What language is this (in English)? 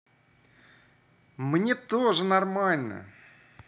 Russian